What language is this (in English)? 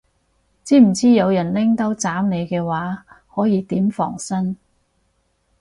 Cantonese